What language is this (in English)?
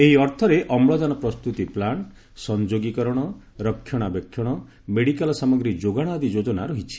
Odia